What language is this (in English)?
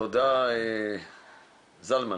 Hebrew